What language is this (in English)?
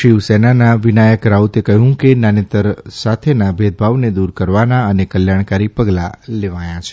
Gujarati